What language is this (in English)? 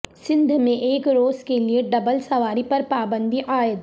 Urdu